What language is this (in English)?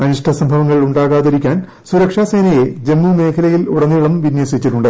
Malayalam